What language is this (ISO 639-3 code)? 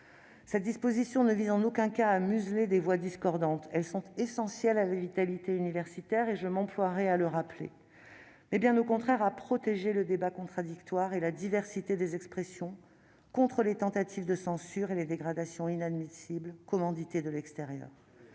fra